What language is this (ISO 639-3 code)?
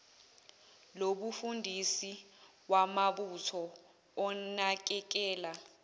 zul